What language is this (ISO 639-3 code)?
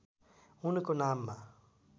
nep